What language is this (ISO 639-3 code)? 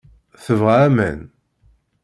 kab